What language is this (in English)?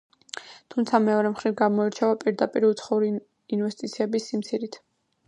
Georgian